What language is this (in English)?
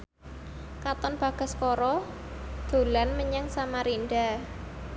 Javanese